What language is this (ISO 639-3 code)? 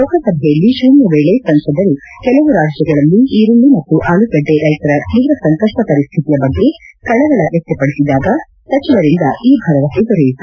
kan